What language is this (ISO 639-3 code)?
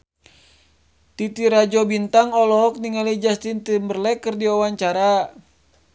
sun